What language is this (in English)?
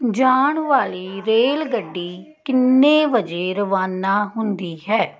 Punjabi